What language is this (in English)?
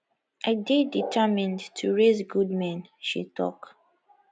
Nigerian Pidgin